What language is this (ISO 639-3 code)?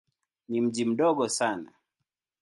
swa